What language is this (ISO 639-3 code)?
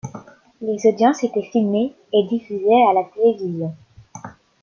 fra